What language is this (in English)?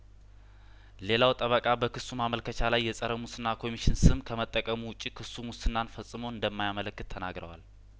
Amharic